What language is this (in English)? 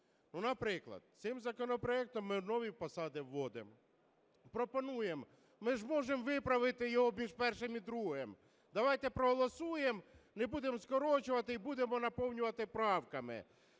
Ukrainian